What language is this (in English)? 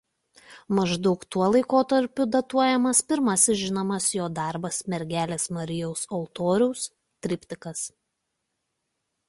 Lithuanian